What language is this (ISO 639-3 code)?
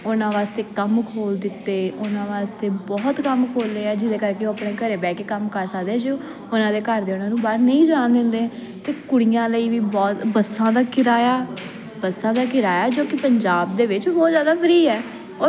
pan